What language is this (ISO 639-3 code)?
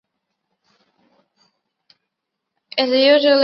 zho